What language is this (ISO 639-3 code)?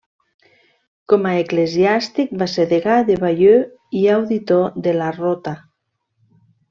cat